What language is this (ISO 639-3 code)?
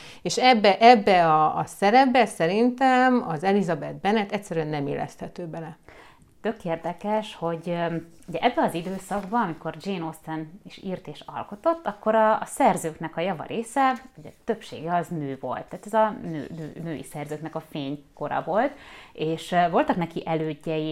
hun